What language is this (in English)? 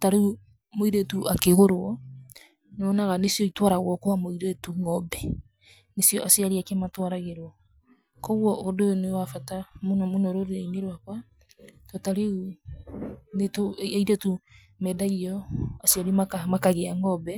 Kikuyu